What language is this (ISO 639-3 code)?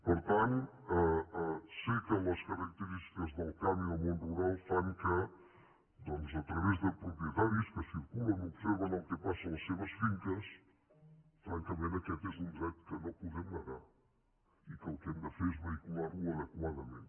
cat